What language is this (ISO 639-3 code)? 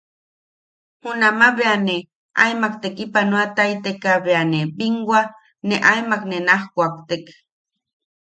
yaq